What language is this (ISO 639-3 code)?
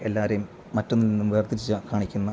mal